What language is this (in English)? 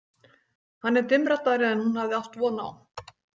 Icelandic